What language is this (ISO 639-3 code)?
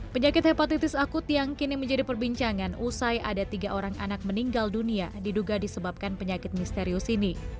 ind